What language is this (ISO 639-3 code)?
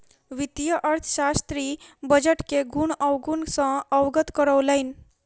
mai